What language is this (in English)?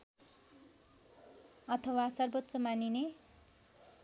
Nepali